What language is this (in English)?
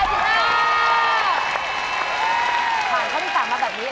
Thai